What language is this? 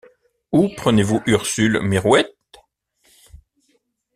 French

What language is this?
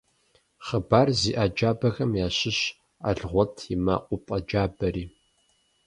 Kabardian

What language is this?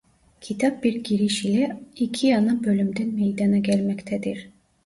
Turkish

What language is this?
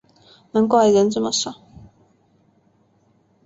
Chinese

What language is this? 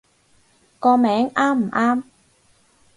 Cantonese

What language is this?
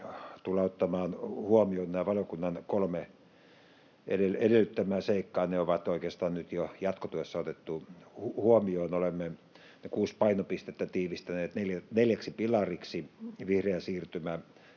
Finnish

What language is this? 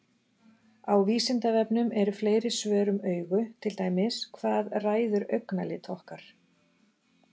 Icelandic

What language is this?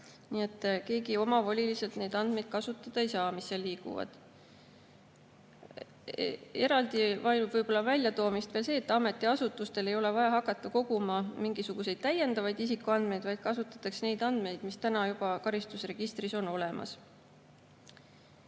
Estonian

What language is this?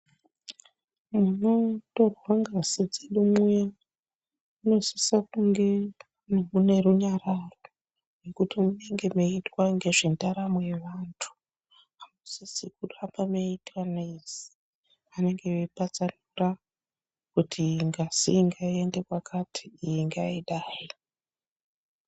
Ndau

